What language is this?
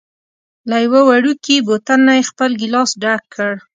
Pashto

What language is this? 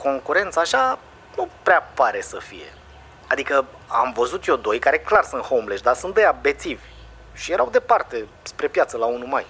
Romanian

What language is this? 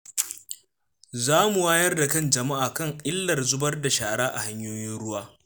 Hausa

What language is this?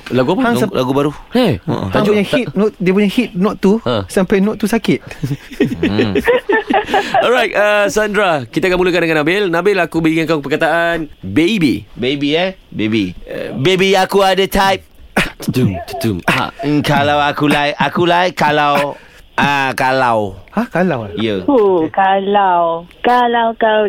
Malay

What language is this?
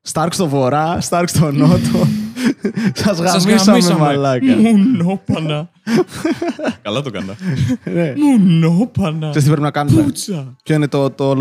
Greek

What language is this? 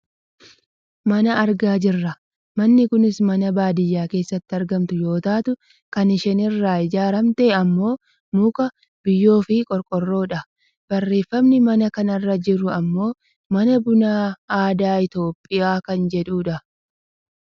Oromo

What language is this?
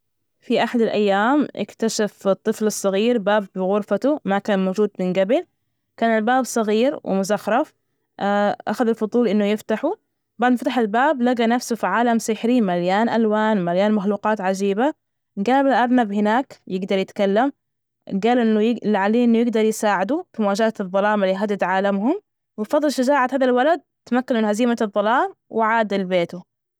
Najdi Arabic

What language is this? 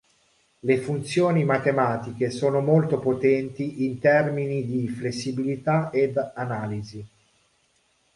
Italian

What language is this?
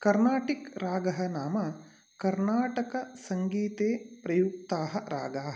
Sanskrit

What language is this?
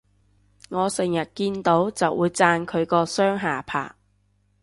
Cantonese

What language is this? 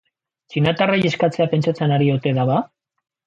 Basque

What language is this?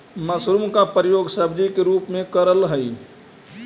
Magahi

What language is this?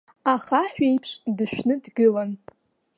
Abkhazian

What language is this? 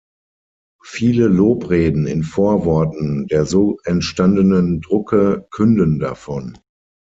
German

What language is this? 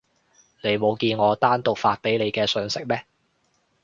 Cantonese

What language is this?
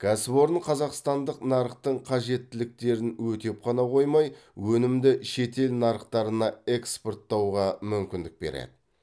Kazakh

